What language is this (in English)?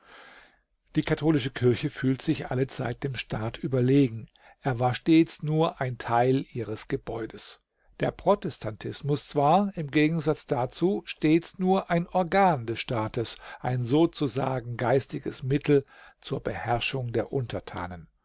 German